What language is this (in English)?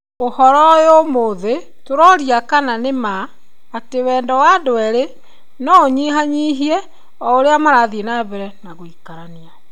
Kikuyu